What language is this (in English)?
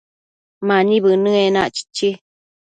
Matsés